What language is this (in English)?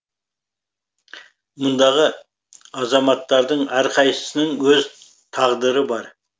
Kazakh